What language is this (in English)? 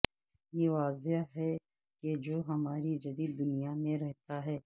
Urdu